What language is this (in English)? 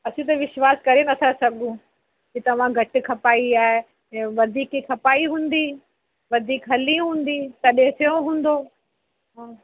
Sindhi